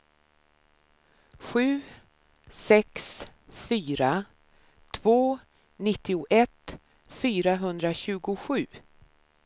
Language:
Swedish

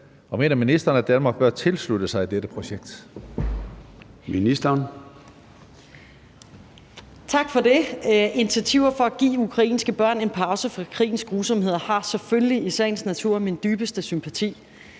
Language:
Danish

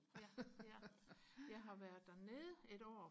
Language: Danish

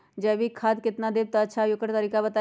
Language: Magahi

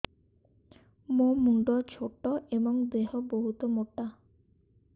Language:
Odia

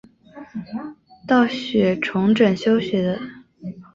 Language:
Chinese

